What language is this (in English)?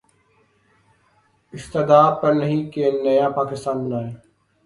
Urdu